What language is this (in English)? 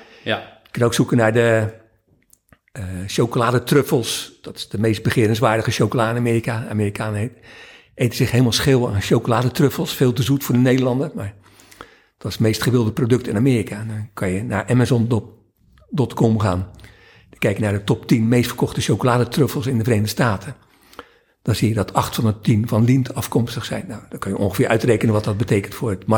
Dutch